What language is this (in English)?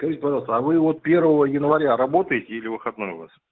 Russian